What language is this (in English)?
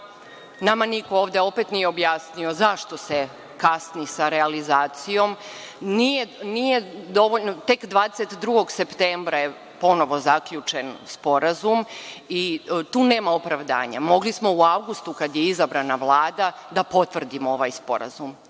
Serbian